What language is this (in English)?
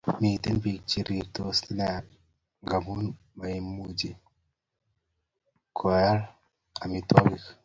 Kalenjin